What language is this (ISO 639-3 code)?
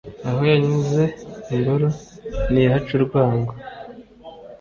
kin